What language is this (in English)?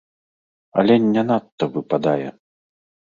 Belarusian